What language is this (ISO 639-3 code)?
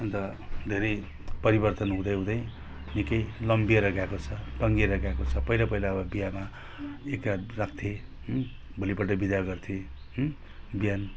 nep